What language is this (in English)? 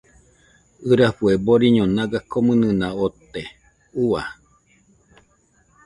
Nüpode Huitoto